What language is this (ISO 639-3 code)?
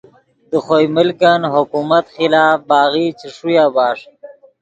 ydg